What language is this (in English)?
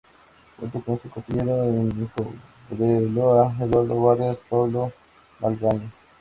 Spanish